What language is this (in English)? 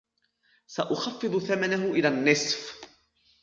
Arabic